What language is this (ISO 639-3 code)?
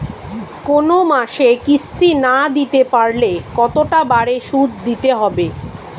ben